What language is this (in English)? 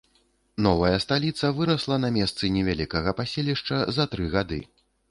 Belarusian